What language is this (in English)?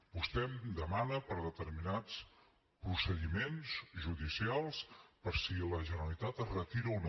Catalan